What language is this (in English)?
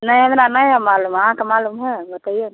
Maithili